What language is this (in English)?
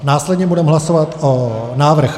Czech